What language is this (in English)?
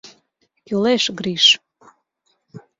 Mari